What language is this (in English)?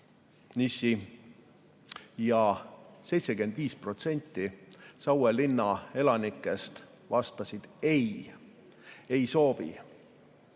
Estonian